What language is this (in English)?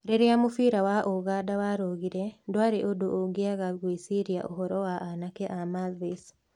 Kikuyu